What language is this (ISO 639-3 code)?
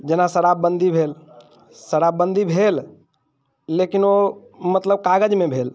mai